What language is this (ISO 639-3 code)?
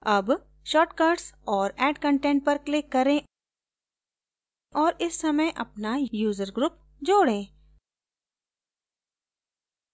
hin